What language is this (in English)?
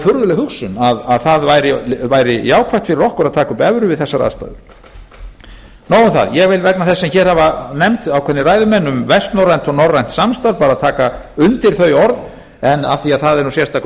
Icelandic